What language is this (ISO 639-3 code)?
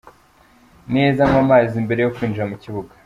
kin